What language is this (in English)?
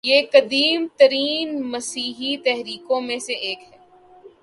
Urdu